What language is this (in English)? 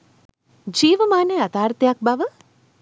Sinhala